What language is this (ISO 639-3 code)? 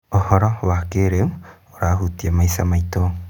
kik